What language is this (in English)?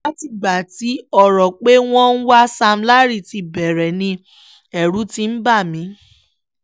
Yoruba